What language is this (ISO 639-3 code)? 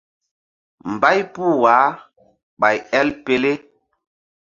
mdd